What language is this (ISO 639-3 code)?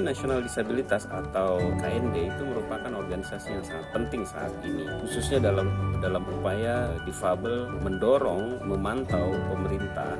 ind